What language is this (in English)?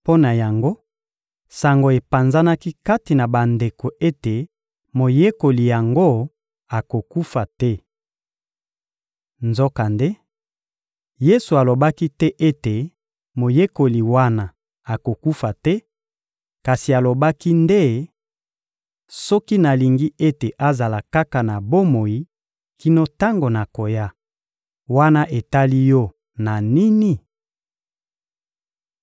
Lingala